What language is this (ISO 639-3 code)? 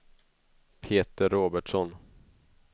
swe